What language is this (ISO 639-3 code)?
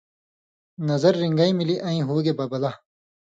mvy